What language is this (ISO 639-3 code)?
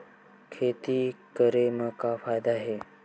hne